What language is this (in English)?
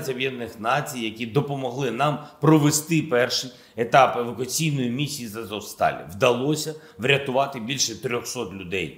Ukrainian